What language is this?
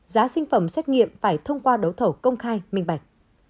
Vietnamese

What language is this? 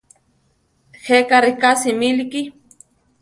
Central Tarahumara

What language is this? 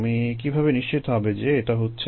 Bangla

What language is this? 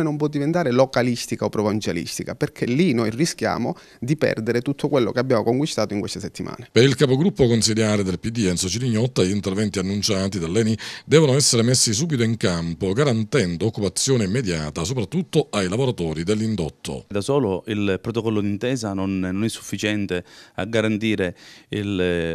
Italian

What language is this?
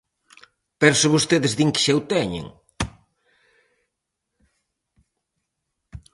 Galician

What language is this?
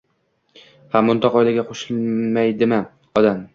Uzbek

